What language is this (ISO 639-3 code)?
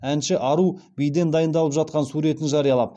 kaz